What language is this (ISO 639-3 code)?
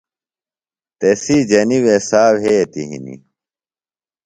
phl